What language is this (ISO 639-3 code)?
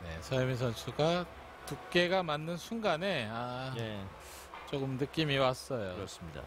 kor